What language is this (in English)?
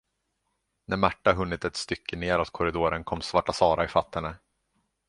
Swedish